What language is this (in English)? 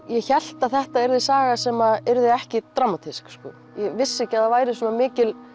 Icelandic